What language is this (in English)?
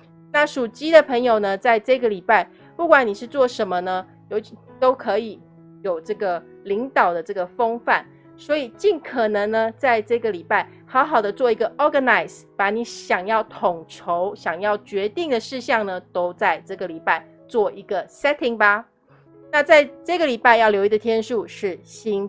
Chinese